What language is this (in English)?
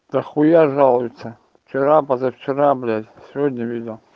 Russian